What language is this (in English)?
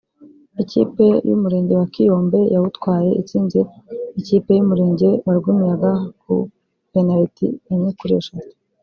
Kinyarwanda